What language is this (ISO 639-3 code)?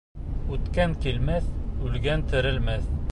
bak